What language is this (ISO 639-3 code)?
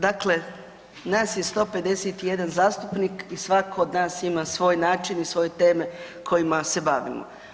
hrv